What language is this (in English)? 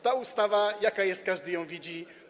Polish